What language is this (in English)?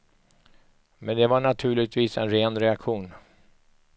Swedish